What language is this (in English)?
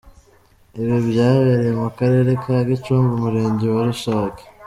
Kinyarwanda